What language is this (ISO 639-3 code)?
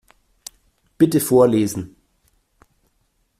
deu